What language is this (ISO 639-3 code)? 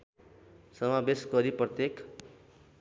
nep